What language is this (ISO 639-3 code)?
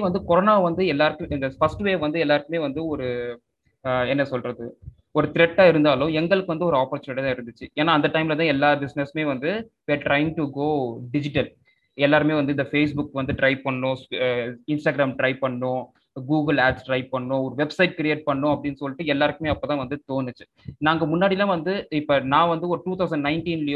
tam